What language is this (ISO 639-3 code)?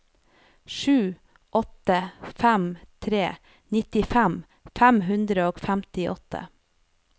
nor